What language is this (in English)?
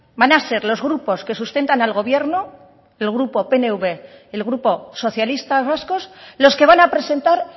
Spanish